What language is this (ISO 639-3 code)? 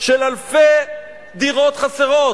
heb